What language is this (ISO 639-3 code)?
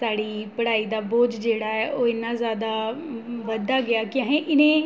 doi